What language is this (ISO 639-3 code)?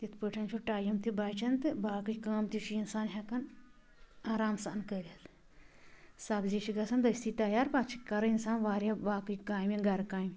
kas